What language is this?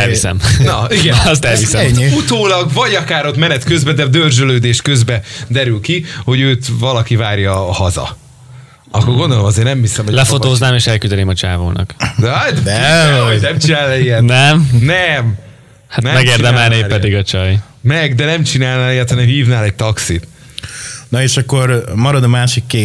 Hungarian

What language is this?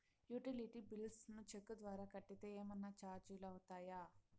Telugu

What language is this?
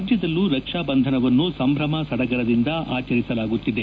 Kannada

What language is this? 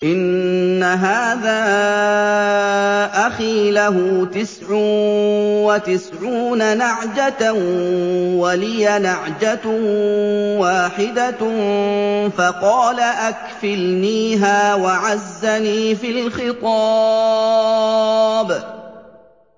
Arabic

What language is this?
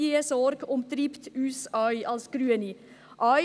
Swiss German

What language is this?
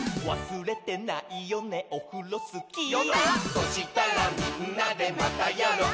Japanese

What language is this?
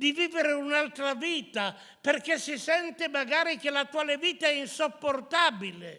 Italian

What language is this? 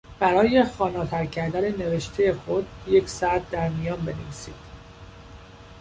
Persian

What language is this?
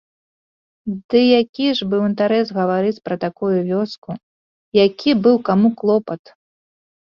Belarusian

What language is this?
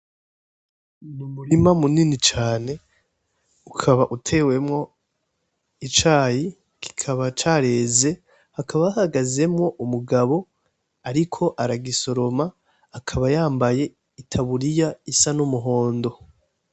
Rundi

